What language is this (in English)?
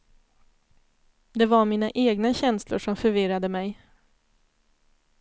Swedish